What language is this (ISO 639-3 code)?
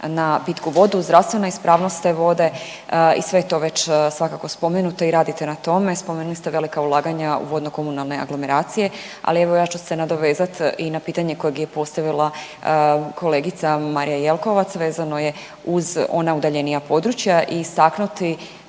hrv